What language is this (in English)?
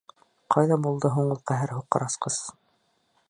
Bashkir